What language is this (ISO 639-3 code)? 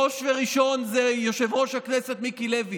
heb